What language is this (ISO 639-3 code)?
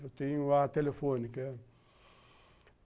por